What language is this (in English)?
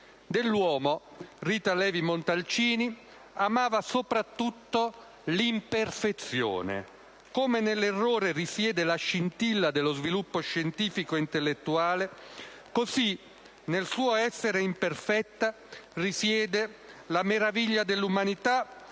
Italian